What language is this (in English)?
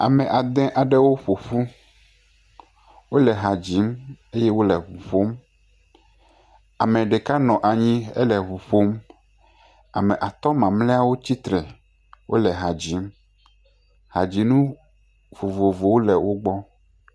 Ewe